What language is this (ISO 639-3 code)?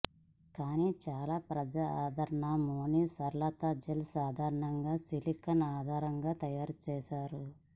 tel